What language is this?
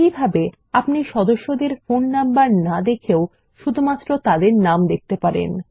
Bangla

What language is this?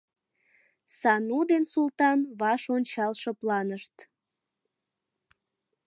Mari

